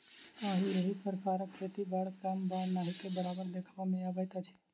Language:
Maithili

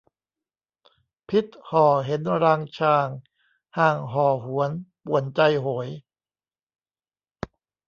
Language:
Thai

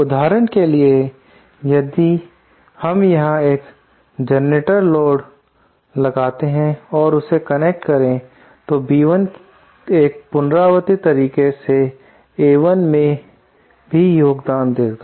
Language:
Hindi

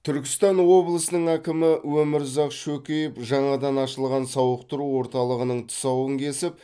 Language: Kazakh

